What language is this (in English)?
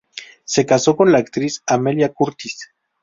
Spanish